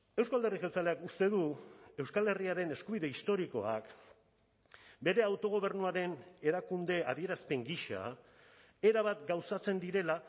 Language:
Basque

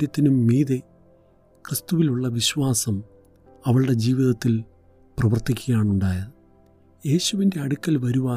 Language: Malayalam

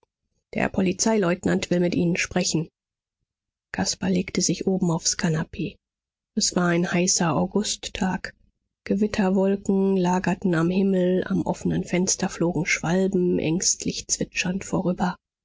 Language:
German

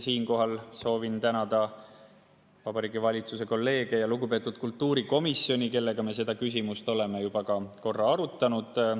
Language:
Estonian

